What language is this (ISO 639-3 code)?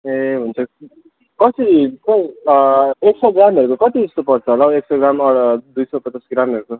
nep